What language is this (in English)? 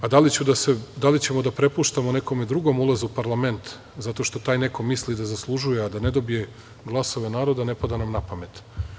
Serbian